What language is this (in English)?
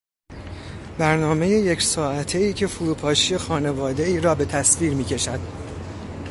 Persian